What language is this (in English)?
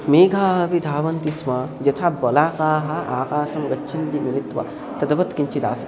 Sanskrit